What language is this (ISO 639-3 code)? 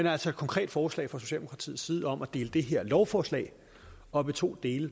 dan